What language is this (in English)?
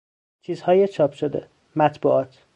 Persian